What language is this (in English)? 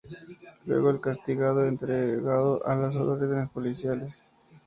Spanish